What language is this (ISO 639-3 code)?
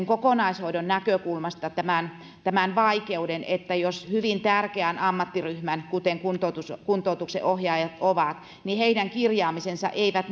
fin